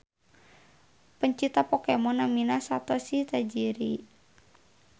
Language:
Sundanese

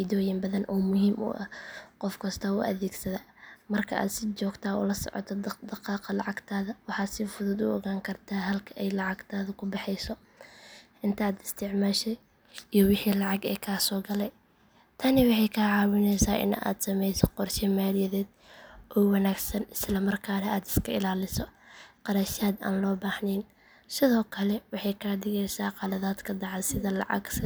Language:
Somali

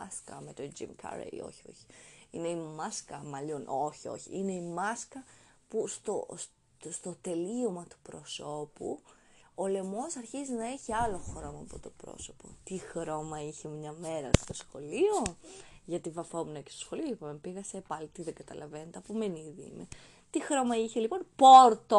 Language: Greek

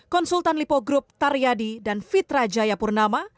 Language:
Indonesian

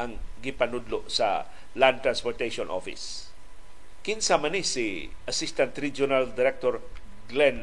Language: Filipino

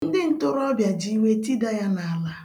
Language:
Igbo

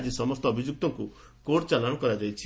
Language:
Odia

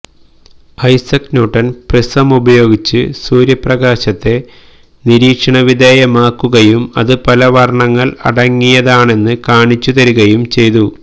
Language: Malayalam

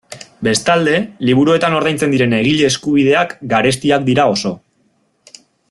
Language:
Basque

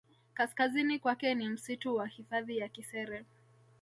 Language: Swahili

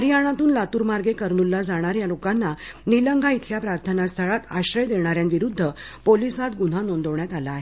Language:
Marathi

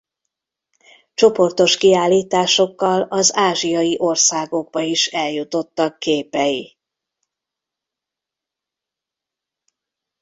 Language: Hungarian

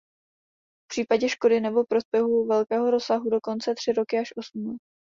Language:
Czech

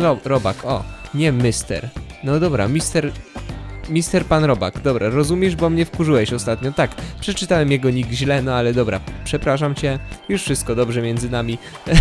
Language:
Polish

